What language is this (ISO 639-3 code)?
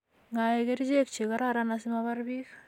kln